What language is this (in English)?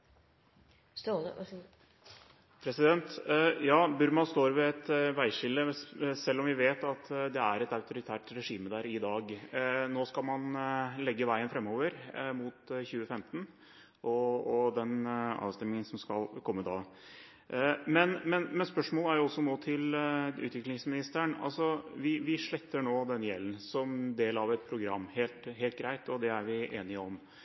Norwegian Bokmål